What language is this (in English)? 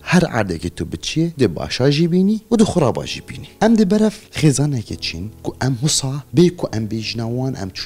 Arabic